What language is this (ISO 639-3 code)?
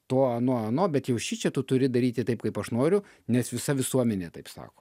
lit